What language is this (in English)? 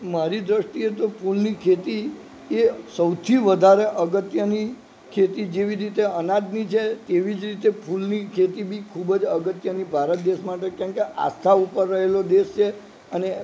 Gujarati